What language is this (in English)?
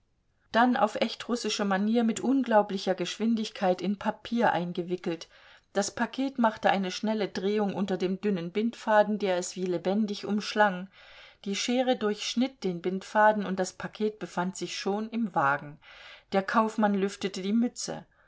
German